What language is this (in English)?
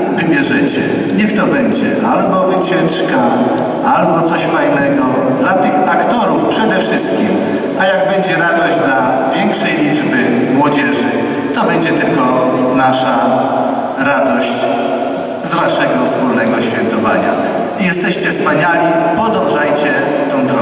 Polish